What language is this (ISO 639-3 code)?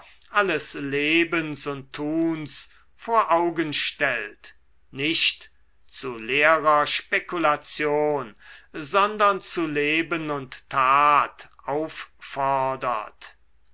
deu